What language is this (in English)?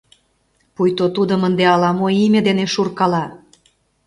Mari